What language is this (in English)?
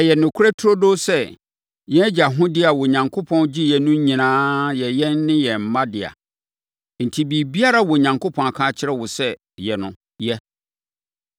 Akan